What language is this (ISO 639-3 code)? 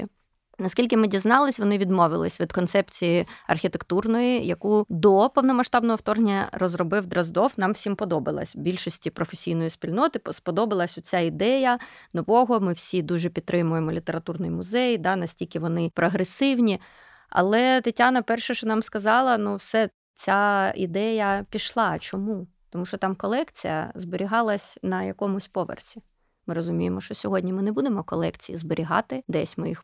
ukr